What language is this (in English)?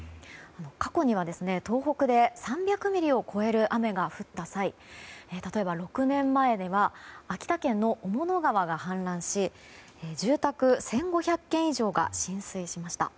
Japanese